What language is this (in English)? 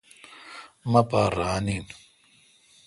Kalkoti